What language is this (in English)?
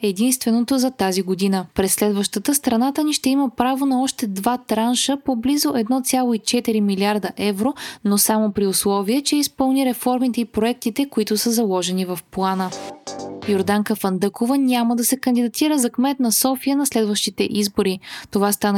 Bulgarian